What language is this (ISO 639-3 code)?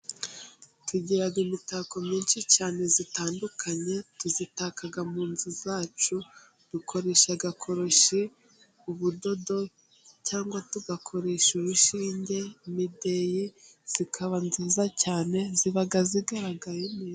kin